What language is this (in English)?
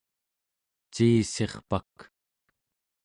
Central Yupik